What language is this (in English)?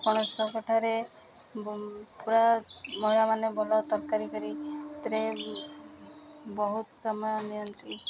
Odia